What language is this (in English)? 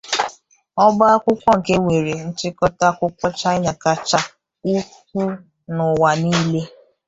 Igbo